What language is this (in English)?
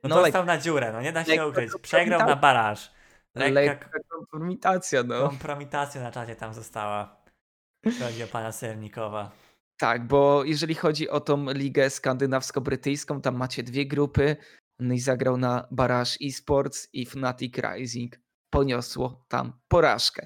Polish